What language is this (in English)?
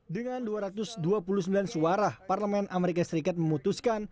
Indonesian